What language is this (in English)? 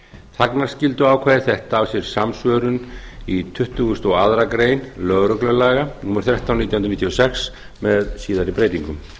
Icelandic